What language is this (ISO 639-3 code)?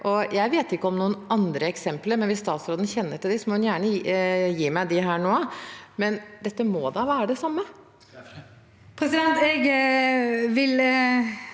nor